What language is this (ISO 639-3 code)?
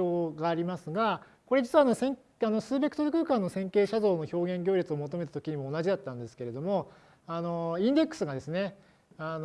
jpn